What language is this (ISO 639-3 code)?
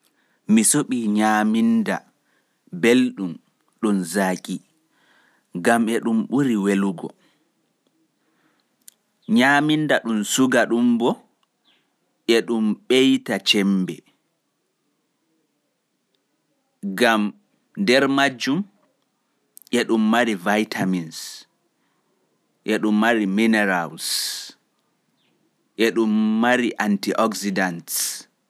fuf